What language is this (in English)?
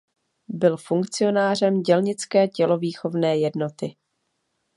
Czech